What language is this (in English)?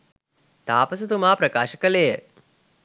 Sinhala